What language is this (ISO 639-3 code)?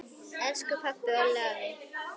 isl